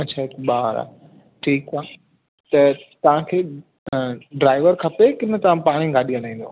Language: Sindhi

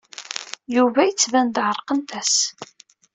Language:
Kabyle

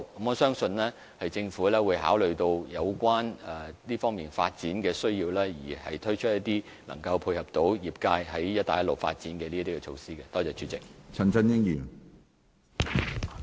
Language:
Cantonese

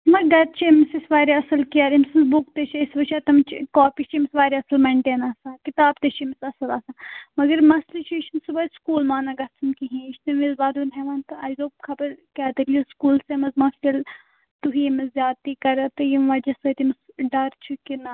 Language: Kashmiri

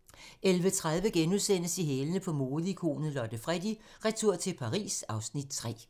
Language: Danish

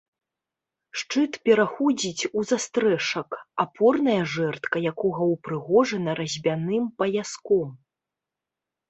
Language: Belarusian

